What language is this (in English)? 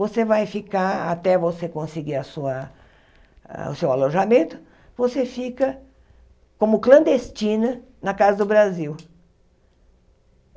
Portuguese